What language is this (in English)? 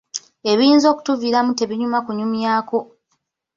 Ganda